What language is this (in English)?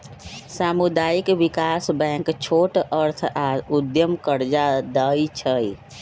Magahi